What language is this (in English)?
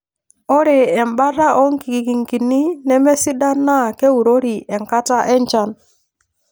Masai